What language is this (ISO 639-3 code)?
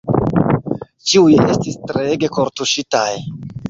epo